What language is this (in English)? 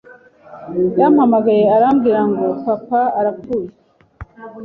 Kinyarwanda